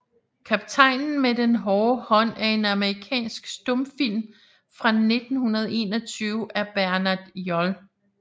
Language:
Danish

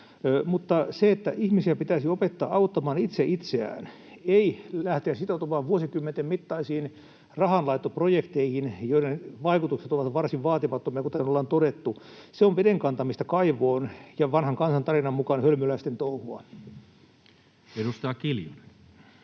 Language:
Finnish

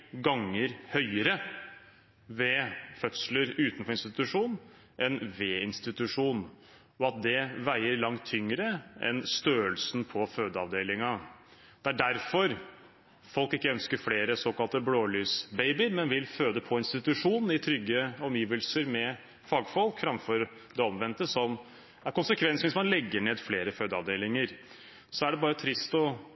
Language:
Norwegian Bokmål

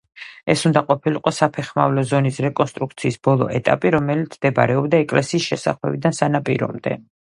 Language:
Georgian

